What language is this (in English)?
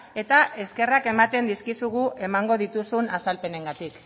Basque